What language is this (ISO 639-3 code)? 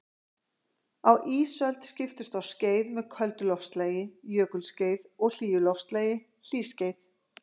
isl